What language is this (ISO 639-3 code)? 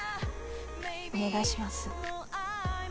jpn